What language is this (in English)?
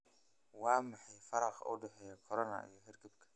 Somali